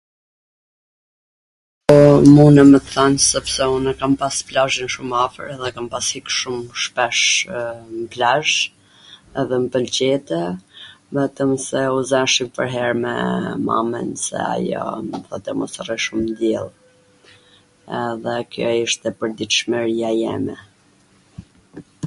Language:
Gheg Albanian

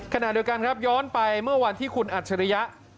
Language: Thai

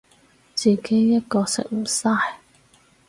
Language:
Cantonese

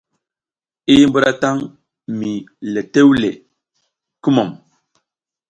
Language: South Giziga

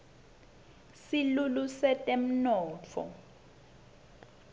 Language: Swati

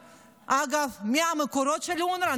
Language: Hebrew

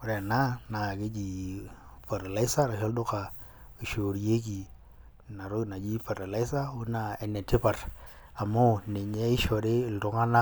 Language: Masai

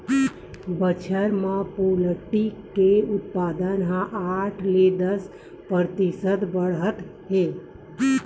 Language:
Chhattisgarhi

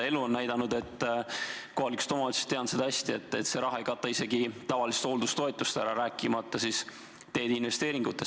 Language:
Estonian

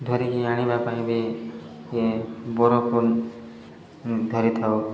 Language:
Odia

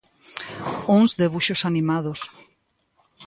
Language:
Galician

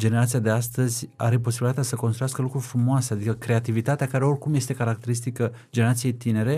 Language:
Romanian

